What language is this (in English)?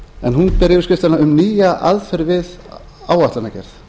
Icelandic